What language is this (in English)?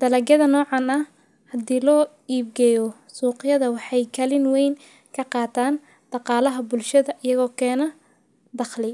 Somali